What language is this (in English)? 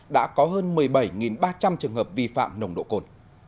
Vietnamese